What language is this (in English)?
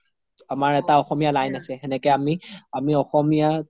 Assamese